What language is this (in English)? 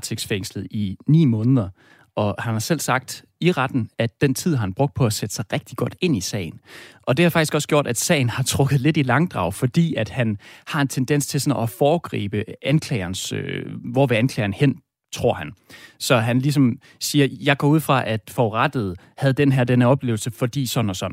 Danish